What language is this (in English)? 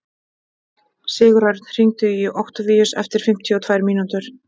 Icelandic